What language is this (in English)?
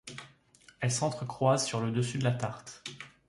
French